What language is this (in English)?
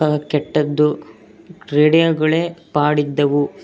Kannada